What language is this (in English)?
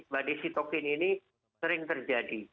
Indonesian